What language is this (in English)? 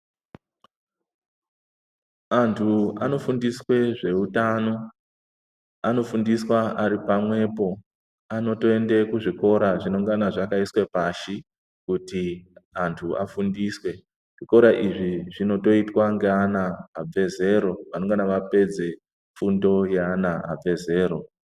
Ndau